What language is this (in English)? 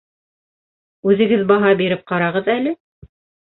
Bashkir